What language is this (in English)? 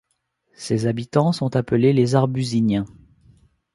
French